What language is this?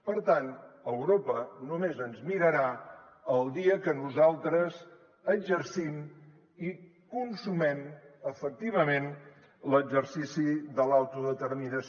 Catalan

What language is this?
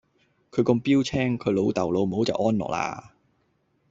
Cantonese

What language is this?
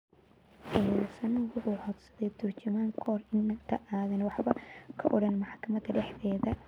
Somali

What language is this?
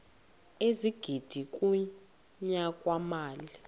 Xhosa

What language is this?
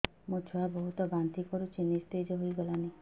Odia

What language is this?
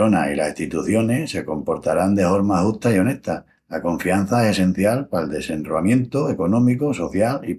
Extremaduran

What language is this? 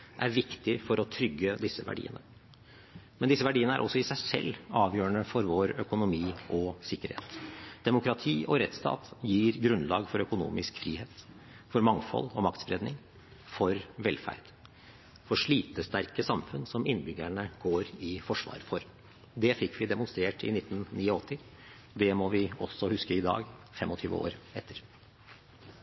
Norwegian Bokmål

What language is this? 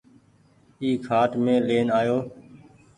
Goaria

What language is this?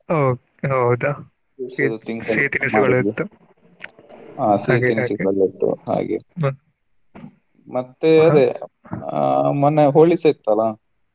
Kannada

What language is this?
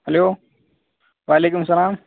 Kashmiri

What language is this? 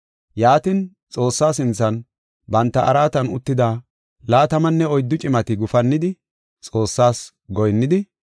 Gofa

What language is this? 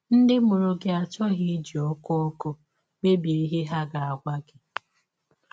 Igbo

